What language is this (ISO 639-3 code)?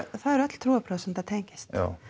isl